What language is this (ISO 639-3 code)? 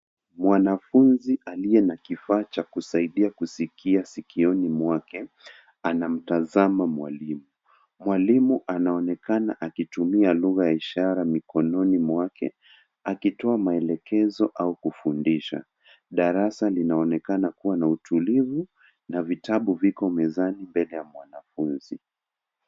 swa